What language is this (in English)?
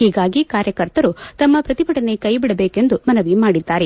Kannada